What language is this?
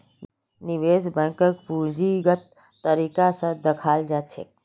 Magahi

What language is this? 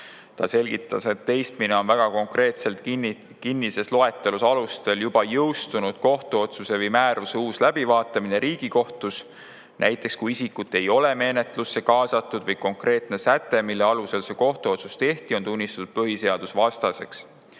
Estonian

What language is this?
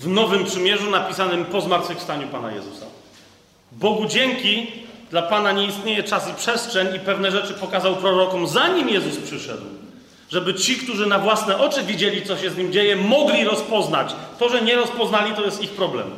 Polish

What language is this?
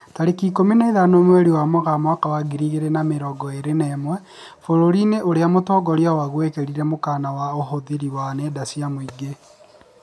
Kikuyu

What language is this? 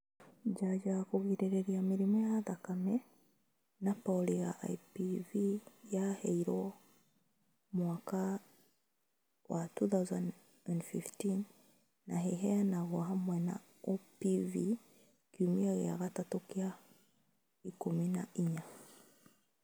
Kikuyu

